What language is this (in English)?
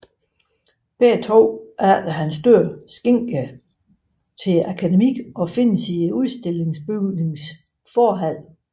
Danish